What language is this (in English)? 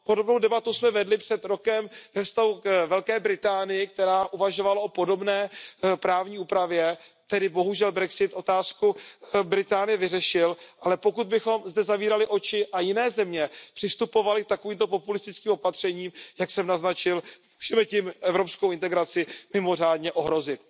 Czech